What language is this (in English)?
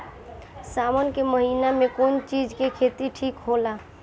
Bhojpuri